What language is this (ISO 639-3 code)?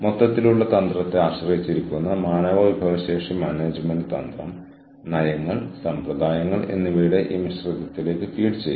mal